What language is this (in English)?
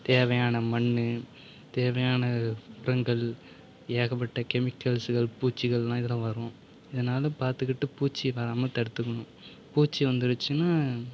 Tamil